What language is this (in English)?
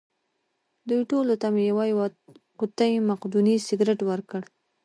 Pashto